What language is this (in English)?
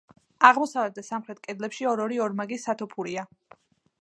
Georgian